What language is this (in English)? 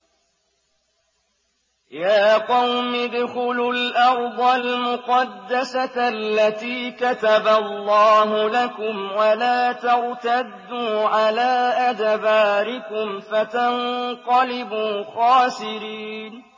Arabic